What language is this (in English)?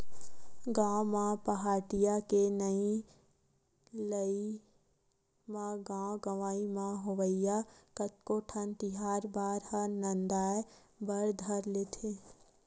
Chhattisgarhi